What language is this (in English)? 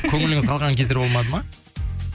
Kazakh